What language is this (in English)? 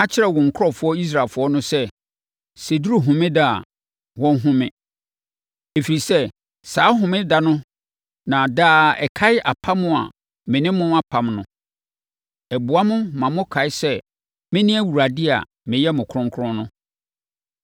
Akan